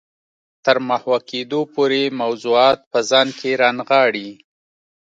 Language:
Pashto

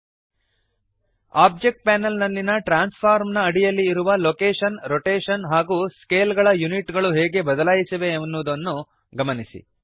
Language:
Kannada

